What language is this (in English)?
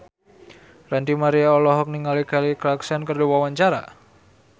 Sundanese